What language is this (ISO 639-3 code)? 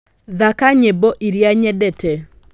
kik